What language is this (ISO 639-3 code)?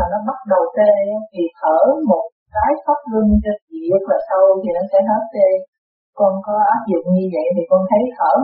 vie